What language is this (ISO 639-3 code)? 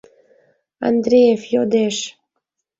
chm